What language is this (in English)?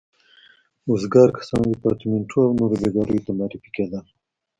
Pashto